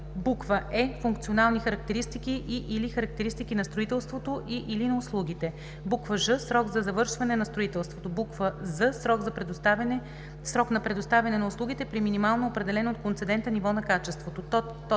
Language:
Bulgarian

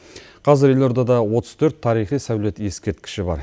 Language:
Kazakh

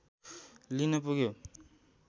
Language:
Nepali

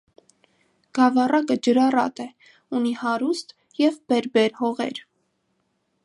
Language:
Armenian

